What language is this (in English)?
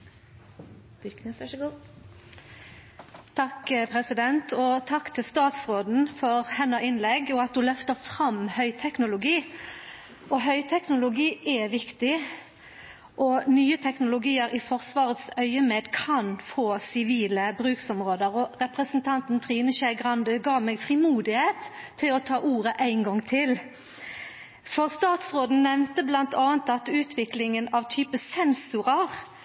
Norwegian Nynorsk